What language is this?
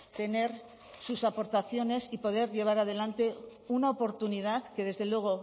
Spanish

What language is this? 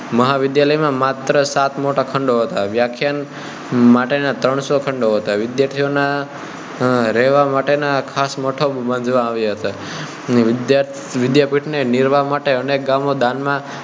Gujarati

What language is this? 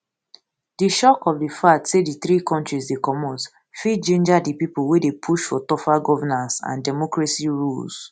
Nigerian Pidgin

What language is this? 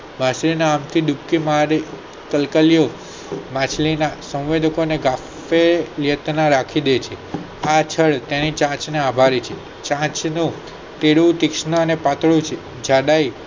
Gujarati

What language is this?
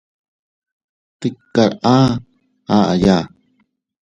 Teutila Cuicatec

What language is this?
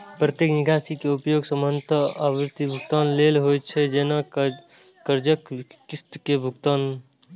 Maithili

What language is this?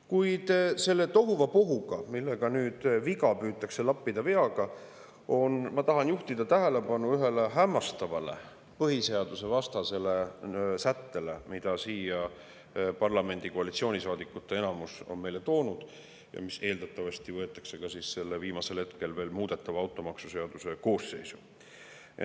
Estonian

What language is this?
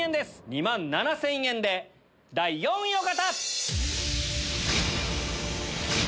Japanese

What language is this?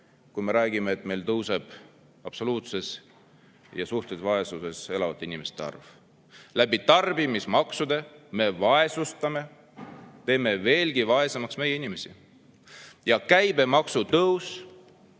Estonian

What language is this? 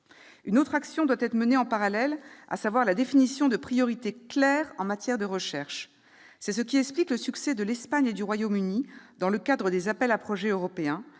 French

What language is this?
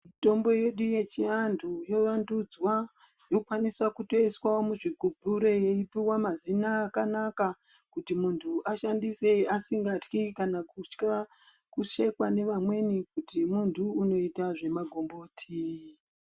Ndau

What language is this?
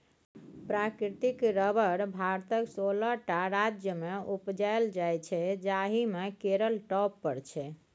Maithili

